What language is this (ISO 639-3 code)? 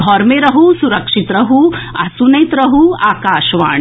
mai